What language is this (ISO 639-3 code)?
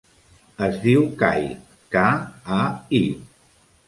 cat